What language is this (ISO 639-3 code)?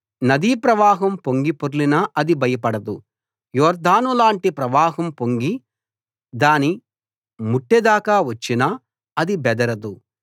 tel